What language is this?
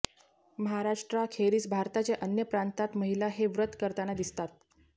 Marathi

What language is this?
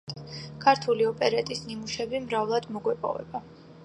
Georgian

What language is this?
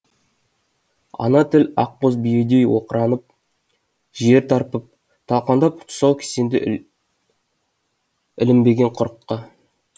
Kazakh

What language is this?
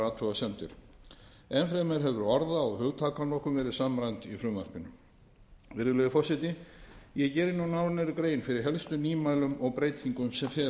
Icelandic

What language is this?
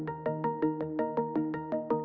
Indonesian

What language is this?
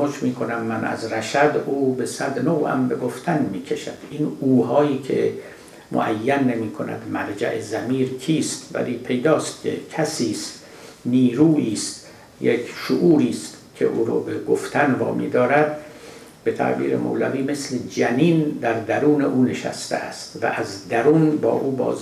Persian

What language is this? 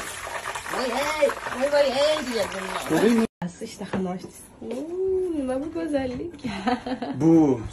Turkish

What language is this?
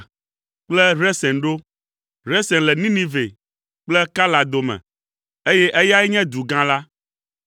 Ewe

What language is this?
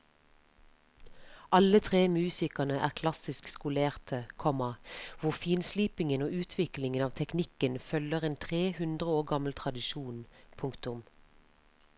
Norwegian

